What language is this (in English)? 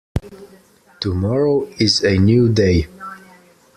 English